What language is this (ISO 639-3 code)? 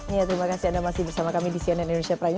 ind